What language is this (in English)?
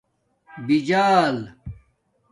Domaaki